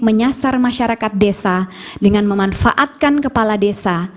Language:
Indonesian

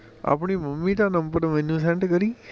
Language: Punjabi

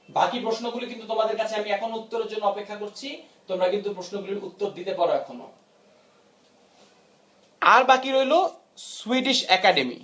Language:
Bangla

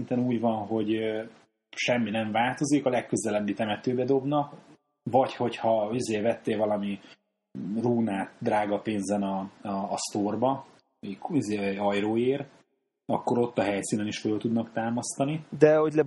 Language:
Hungarian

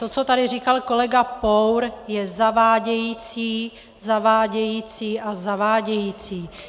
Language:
Czech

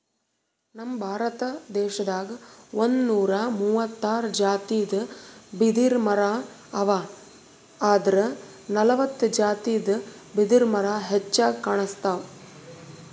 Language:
Kannada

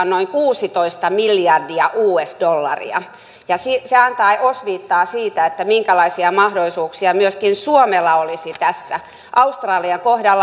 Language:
Finnish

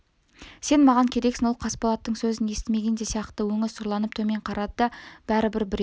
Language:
Kazakh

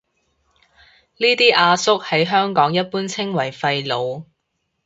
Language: Cantonese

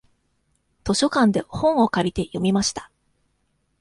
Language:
Japanese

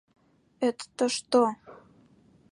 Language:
Mari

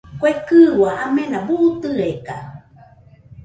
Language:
Nüpode Huitoto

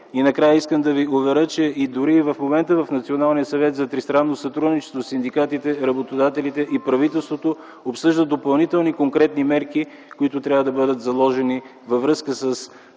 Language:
Bulgarian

